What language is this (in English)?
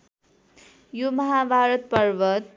Nepali